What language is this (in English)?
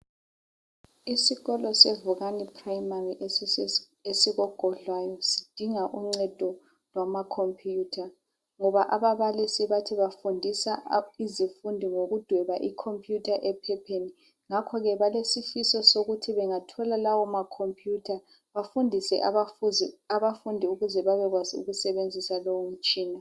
North Ndebele